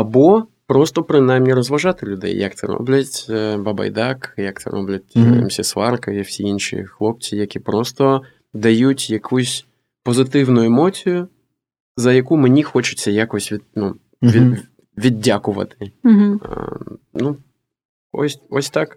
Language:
Ukrainian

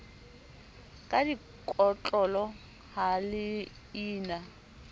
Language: Southern Sotho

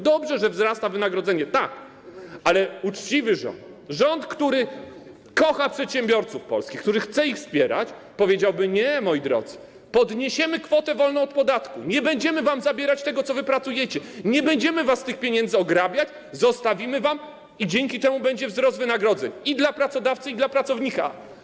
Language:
Polish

